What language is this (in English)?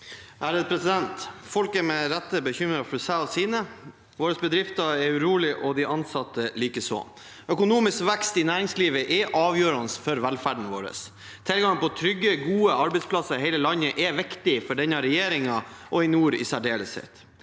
Norwegian